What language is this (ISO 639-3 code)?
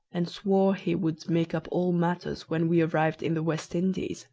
eng